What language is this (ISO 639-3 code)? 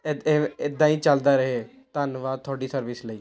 pan